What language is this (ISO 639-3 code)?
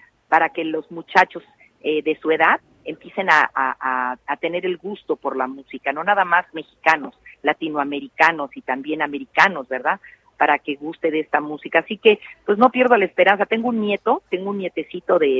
spa